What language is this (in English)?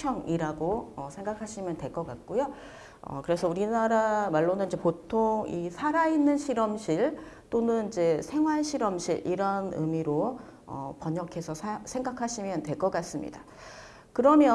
Korean